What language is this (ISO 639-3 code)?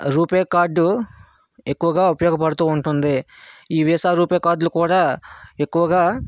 tel